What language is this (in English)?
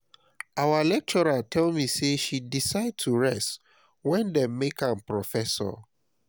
Nigerian Pidgin